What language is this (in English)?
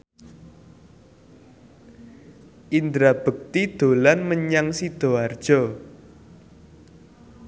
Javanese